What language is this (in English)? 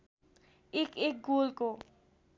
Nepali